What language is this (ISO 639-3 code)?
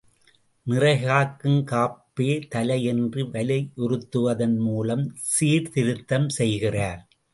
tam